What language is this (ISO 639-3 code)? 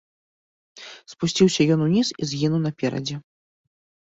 bel